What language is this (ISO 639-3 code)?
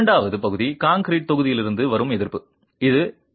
tam